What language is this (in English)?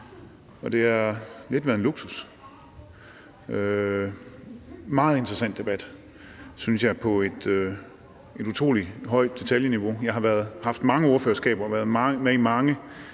Danish